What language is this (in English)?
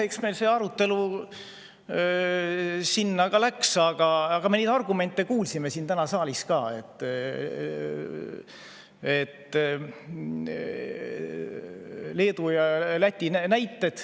Estonian